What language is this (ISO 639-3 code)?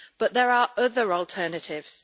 eng